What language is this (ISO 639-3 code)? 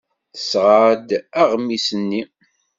kab